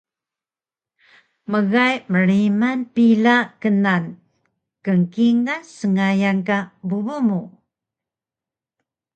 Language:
Taroko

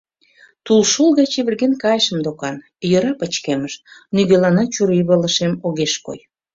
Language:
Mari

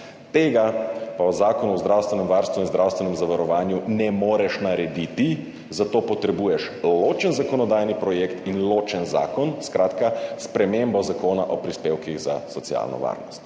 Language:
Slovenian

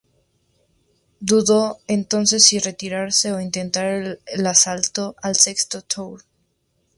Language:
Spanish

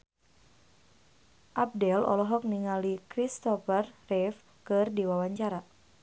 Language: Sundanese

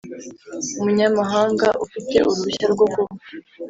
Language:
Kinyarwanda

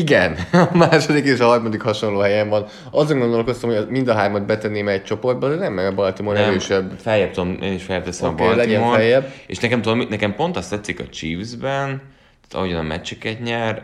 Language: Hungarian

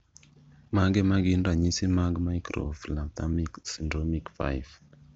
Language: Luo (Kenya and Tanzania)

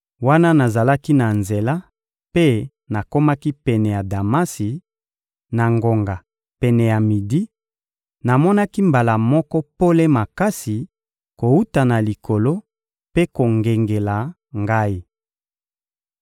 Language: Lingala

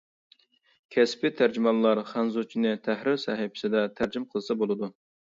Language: Uyghur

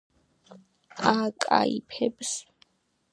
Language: Georgian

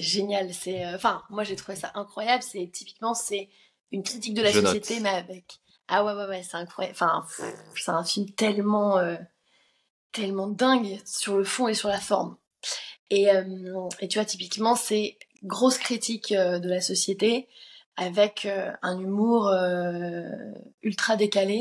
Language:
French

